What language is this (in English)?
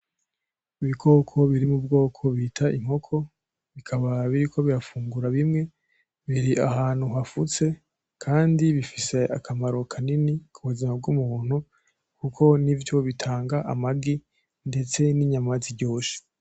Rundi